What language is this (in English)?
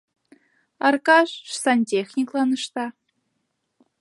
Mari